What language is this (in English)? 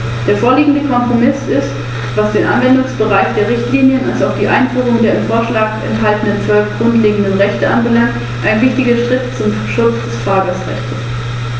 German